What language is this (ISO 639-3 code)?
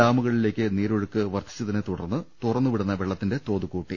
mal